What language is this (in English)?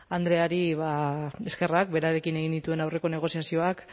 Basque